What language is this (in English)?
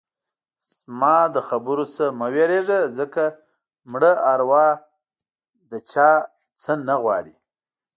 Pashto